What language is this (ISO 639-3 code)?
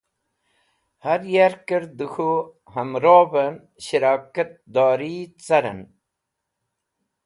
wbl